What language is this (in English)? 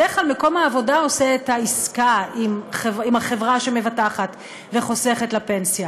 Hebrew